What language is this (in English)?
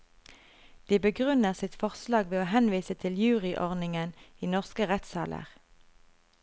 Norwegian